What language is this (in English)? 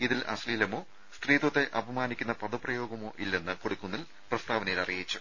Malayalam